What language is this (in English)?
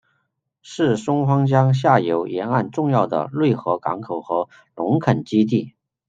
Chinese